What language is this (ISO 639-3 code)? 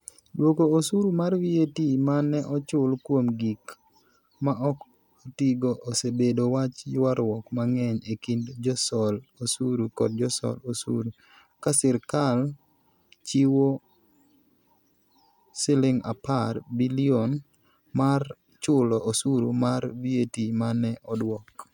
luo